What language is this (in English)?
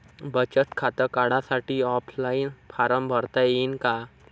Marathi